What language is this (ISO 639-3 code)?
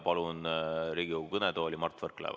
est